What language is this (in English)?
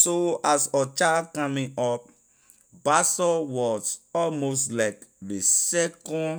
Liberian English